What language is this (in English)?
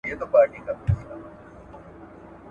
Pashto